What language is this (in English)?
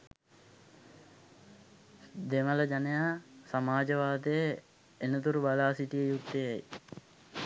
Sinhala